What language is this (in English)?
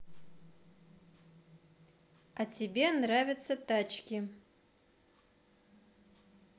Russian